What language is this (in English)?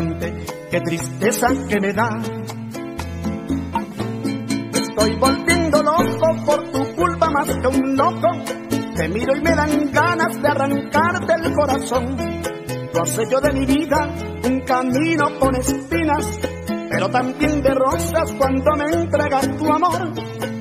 Spanish